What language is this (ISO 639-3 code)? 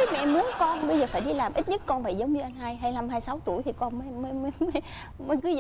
vie